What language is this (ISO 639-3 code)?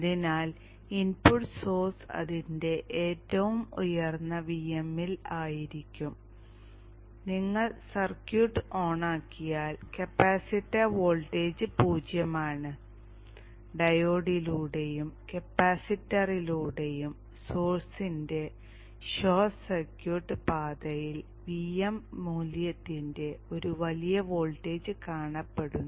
mal